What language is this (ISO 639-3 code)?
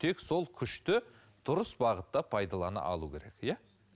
kaz